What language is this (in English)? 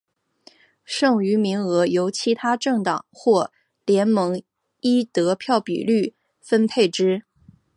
Chinese